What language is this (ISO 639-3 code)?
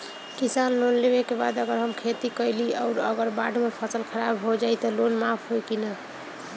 bho